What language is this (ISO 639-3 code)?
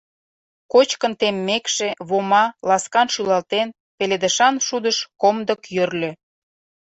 chm